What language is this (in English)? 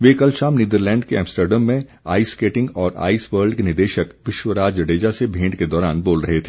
Hindi